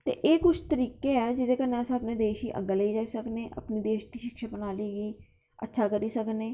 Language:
Dogri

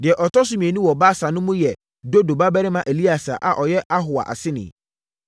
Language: Akan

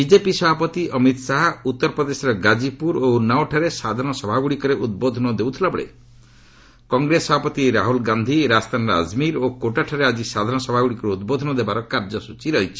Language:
Odia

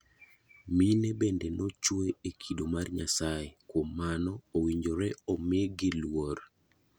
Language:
Luo (Kenya and Tanzania)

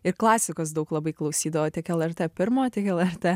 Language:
Lithuanian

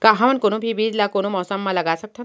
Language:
Chhattisgarhi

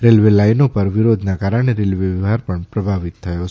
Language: Gujarati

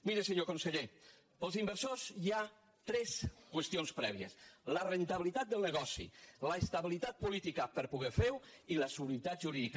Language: Catalan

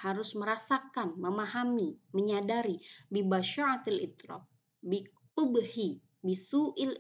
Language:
Indonesian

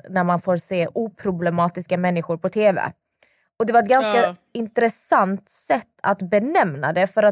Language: Swedish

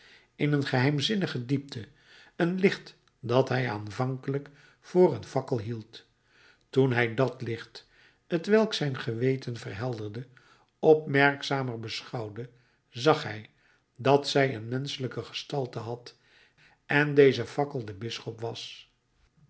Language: Dutch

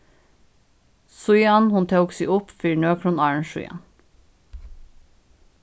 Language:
Faroese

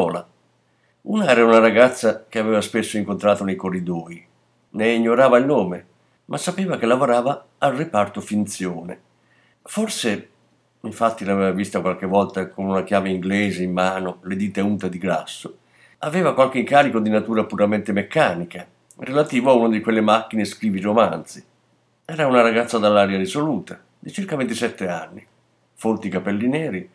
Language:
Italian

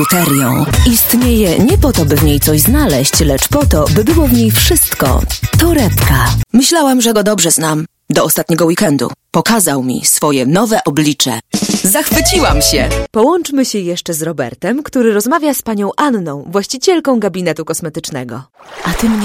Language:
Polish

